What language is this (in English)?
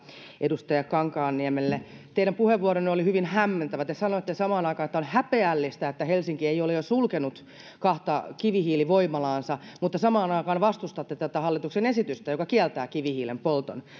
Finnish